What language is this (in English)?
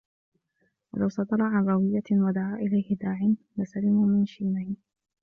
Arabic